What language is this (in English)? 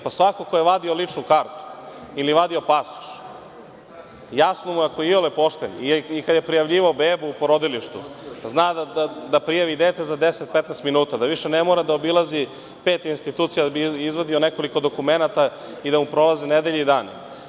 Serbian